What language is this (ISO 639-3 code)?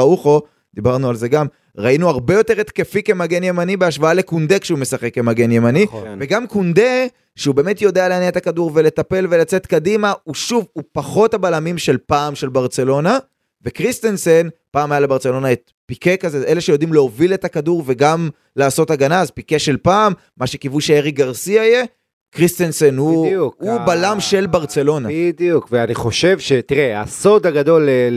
heb